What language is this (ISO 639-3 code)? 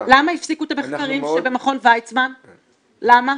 heb